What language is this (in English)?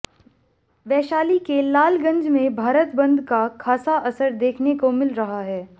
Hindi